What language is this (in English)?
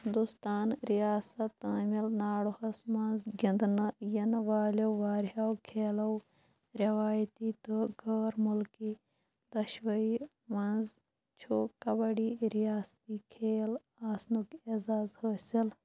Kashmiri